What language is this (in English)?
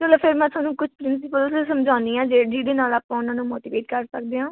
Punjabi